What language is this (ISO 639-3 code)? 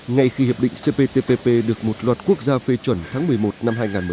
vie